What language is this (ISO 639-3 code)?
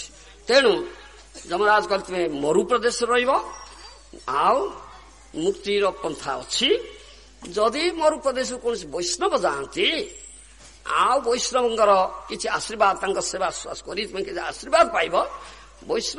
ara